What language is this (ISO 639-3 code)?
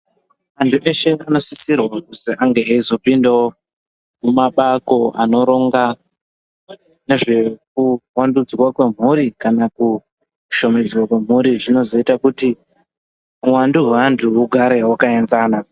ndc